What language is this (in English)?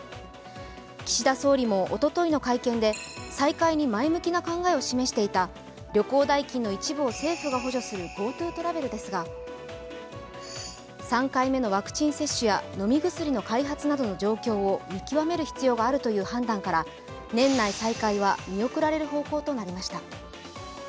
Japanese